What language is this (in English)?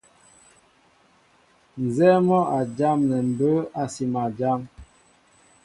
Mbo (Cameroon)